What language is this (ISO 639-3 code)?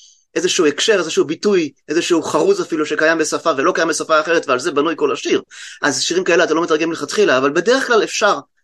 heb